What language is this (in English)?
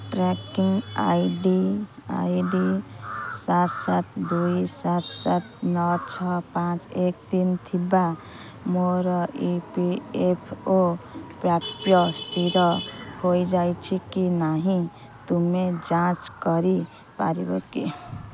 Odia